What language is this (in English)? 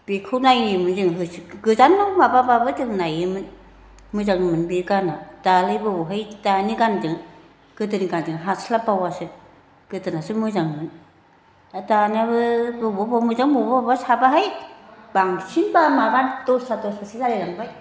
Bodo